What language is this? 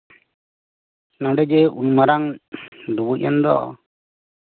Santali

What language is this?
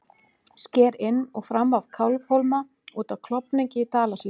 Icelandic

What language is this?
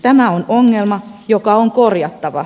Finnish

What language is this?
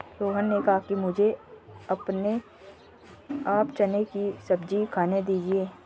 Hindi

